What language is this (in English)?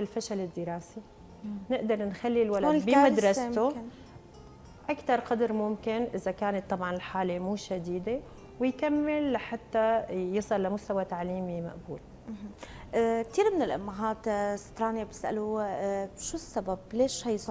Arabic